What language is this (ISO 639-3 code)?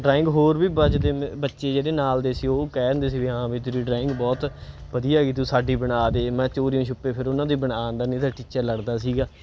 pan